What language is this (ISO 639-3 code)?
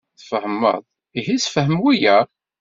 kab